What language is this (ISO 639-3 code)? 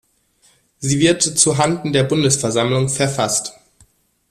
deu